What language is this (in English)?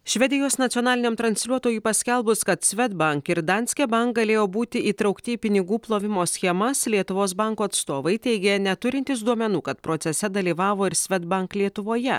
Lithuanian